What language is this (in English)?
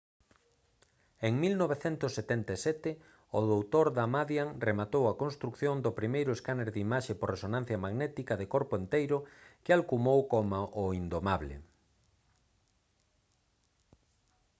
Galician